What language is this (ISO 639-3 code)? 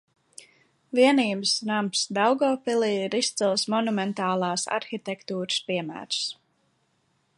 lav